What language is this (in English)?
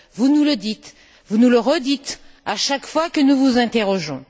French